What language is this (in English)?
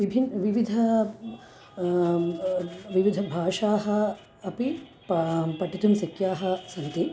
Sanskrit